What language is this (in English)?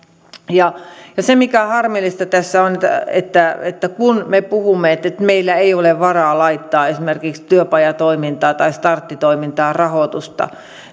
Finnish